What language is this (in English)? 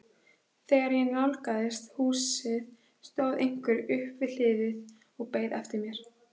Icelandic